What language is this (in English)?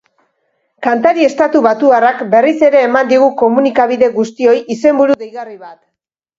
Basque